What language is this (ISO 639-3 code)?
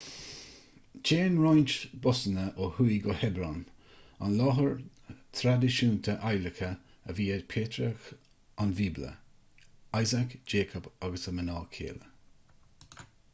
gle